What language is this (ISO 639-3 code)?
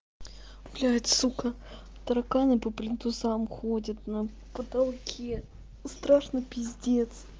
rus